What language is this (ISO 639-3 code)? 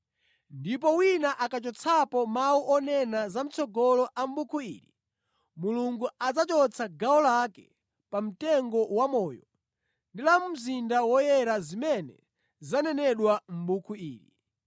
nya